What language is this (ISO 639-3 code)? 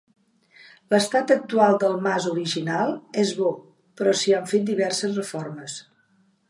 cat